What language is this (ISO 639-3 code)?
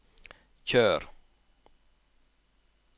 nor